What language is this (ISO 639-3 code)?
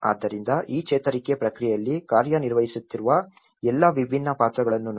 kan